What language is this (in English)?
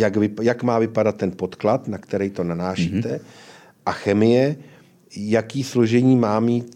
Czech